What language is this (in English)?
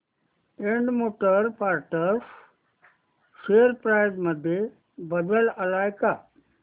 Marathi